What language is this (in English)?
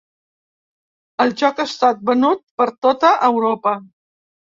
Catalan